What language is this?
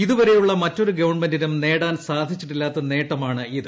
Malayalam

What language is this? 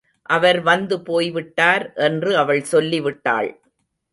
Tamil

